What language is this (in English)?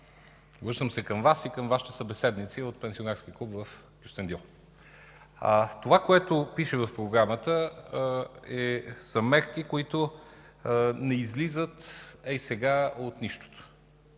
Bulgarian